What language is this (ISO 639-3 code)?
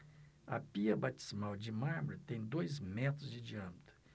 por